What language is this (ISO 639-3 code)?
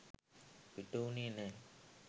sin